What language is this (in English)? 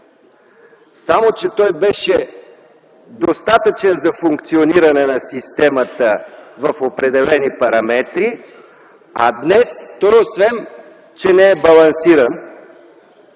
Bulgarian